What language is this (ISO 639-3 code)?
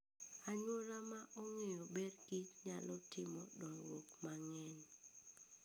luo